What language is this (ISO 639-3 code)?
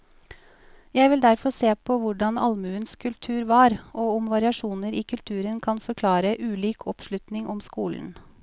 nor